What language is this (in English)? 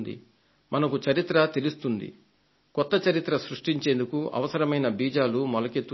Telugu